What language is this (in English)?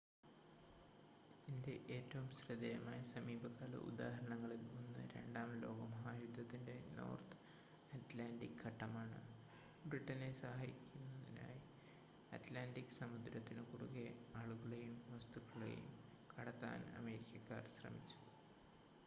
Malayalam